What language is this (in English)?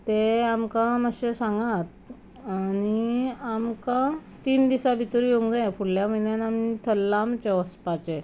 Konkani